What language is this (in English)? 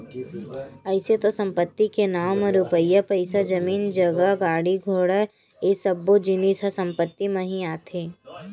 Chhattisgarhi